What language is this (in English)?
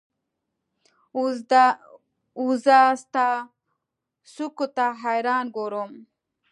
Pashto